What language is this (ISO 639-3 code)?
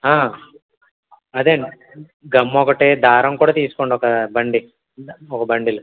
tel